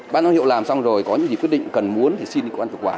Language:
Vietnamese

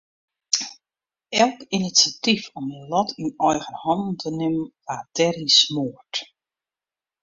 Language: Western Frisian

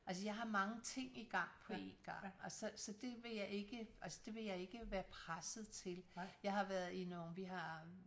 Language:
Danish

